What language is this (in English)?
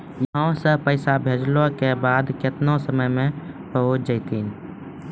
Maithili